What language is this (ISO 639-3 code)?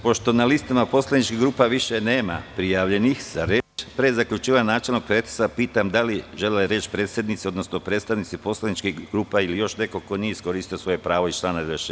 srp